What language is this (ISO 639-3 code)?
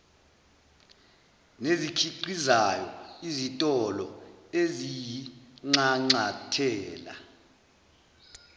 zul